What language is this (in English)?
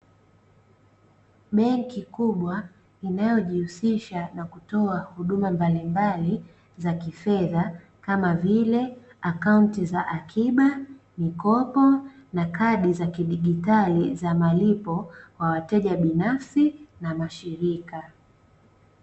Swahili